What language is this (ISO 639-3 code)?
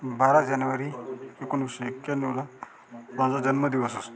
mar